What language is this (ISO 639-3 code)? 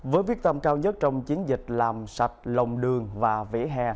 vie